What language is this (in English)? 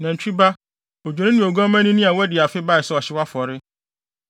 Akan